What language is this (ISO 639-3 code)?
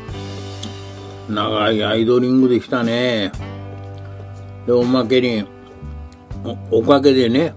jpn